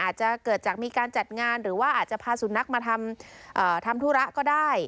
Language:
Thai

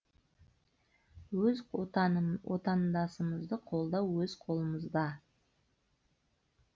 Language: Kazakh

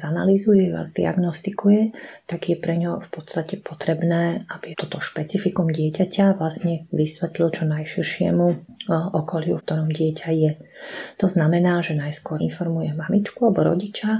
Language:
Slovak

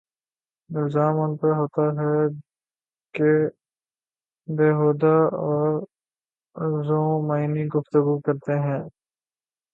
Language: Urdu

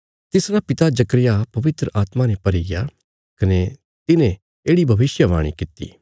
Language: Bilaspuri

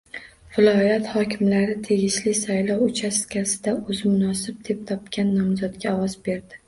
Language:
Uzbek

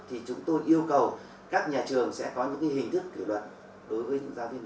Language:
Vietnamese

